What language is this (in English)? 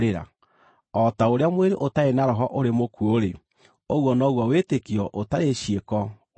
Kikuyu